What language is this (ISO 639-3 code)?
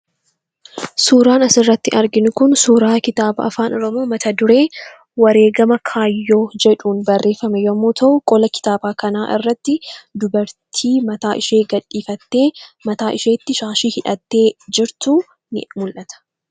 orm